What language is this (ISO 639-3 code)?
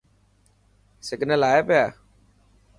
mki